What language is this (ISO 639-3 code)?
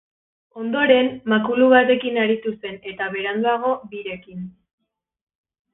eus